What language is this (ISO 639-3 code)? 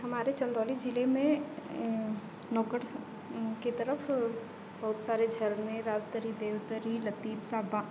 hin